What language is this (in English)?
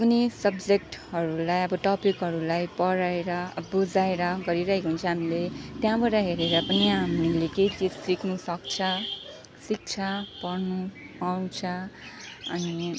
Nepali